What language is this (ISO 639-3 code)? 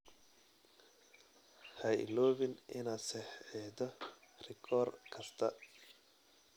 som